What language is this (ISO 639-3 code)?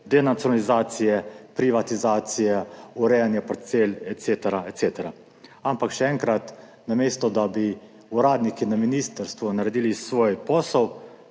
slv